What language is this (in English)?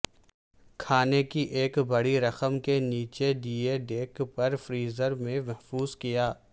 Urdu